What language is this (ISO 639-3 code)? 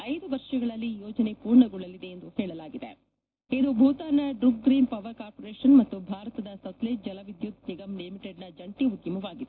kan